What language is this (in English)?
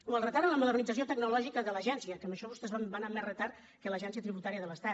Catalan